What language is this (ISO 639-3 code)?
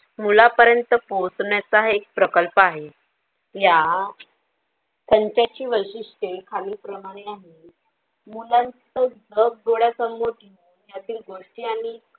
mar